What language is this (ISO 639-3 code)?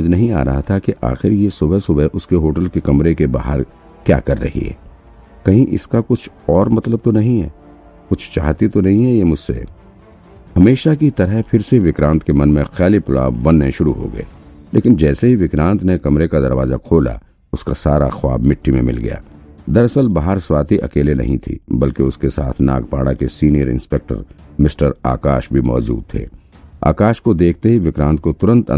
hin